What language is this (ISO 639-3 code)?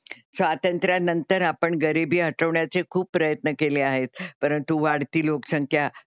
mar